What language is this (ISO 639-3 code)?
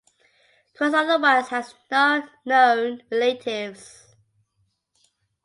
eng